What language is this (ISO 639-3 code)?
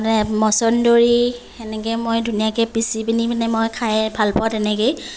asm